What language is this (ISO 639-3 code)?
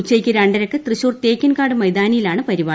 mal